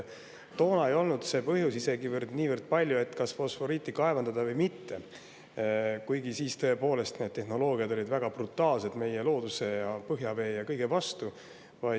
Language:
Estonian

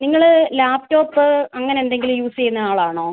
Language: Malayalam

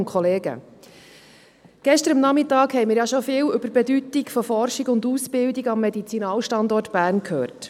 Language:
Swiss German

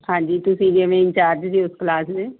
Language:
Punjabi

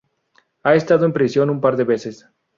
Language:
Spanish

